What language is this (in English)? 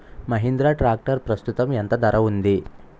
Telugu